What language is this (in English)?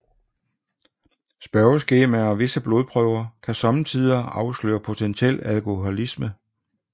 Danish